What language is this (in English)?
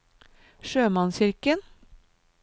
Norwegian